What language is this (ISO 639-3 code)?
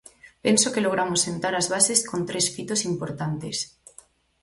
glg